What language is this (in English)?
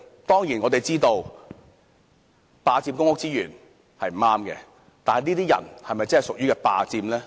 Cantonese